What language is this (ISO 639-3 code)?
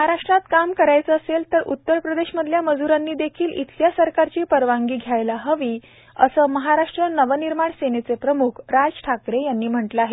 mar